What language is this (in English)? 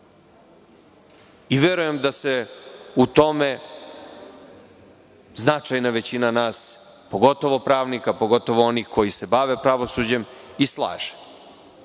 Serbian